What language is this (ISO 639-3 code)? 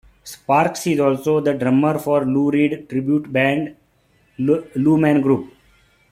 eng